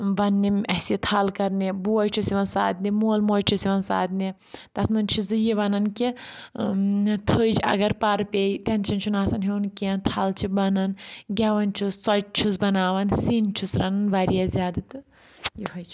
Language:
Kashmiri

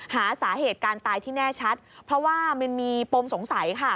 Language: Thai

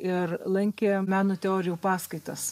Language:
Lithuanian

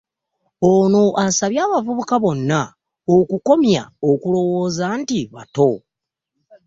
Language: Ganda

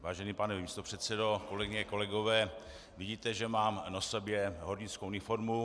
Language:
Czech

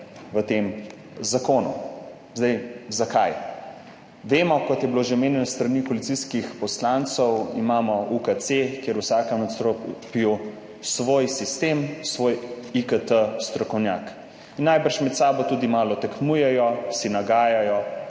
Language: Slovenian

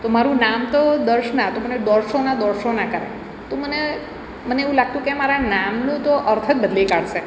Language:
Gujarati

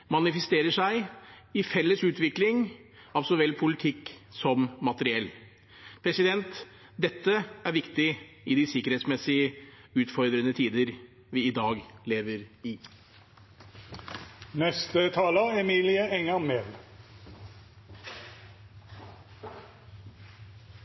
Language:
Norwegian Bokmål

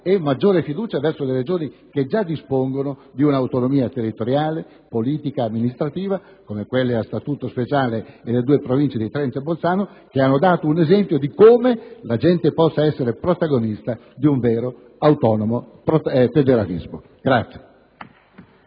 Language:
Italian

